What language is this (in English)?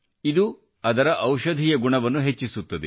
Kannada